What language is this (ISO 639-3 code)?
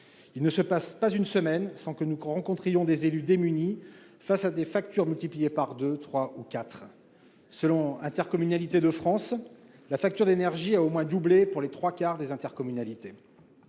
fra